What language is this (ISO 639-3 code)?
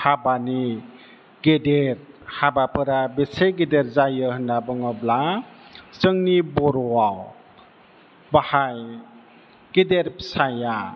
brx